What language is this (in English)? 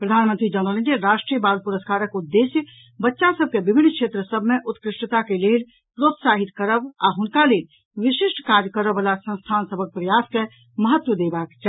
Maithili